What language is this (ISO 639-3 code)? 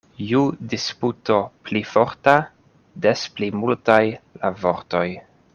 epo